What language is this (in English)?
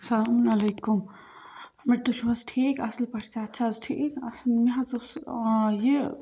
Kashmiri